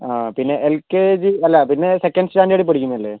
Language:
Malayalam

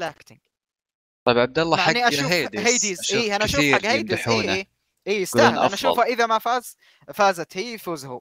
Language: Arabic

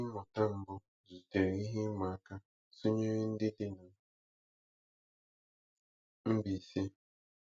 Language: Igbo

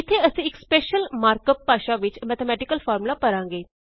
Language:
Punjabi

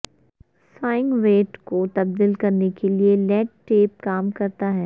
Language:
Urdu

